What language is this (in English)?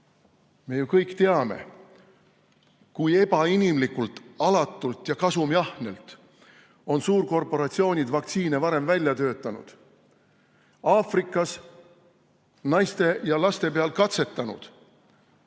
Estonian